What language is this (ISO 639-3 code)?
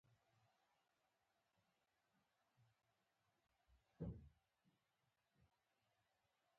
pus